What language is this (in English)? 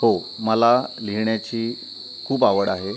Marathi